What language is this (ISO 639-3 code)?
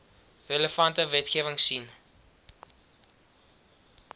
afr